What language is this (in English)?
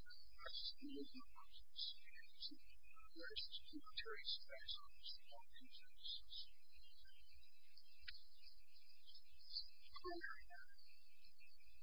English